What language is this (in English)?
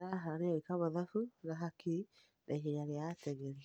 Kikuyu